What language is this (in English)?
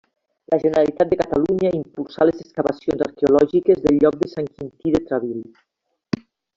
Catalan